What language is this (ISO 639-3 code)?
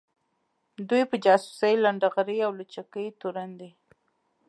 pus